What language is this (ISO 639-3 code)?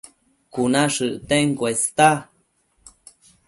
mcf